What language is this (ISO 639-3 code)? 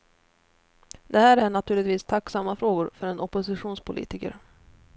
swe